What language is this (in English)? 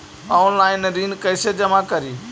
Magahi